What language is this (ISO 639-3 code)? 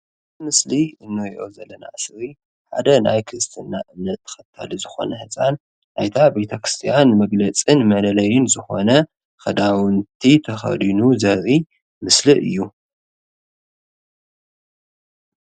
tir